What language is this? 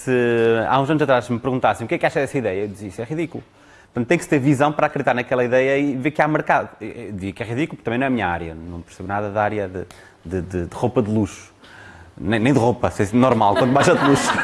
Portuguese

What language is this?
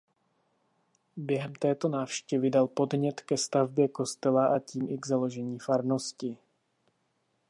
Czech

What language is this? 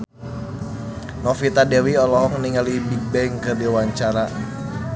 Sundanese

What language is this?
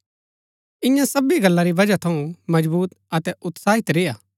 Gaddi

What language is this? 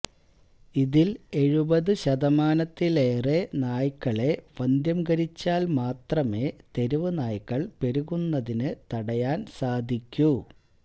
Malayalam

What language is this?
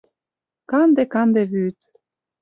Mari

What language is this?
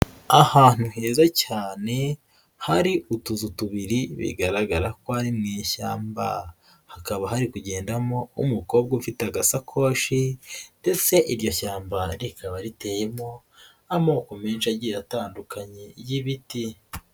Kinyarwanda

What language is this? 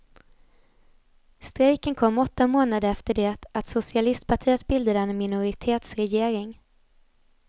Swedish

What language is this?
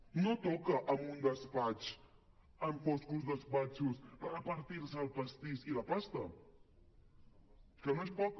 Catalan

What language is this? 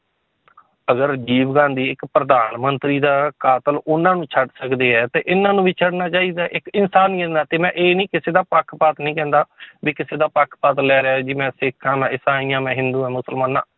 Punjabi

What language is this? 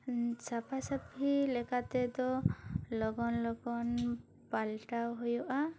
Santali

